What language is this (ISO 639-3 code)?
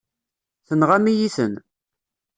kab